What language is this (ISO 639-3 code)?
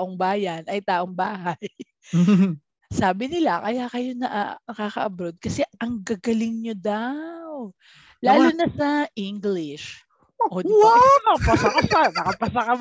fil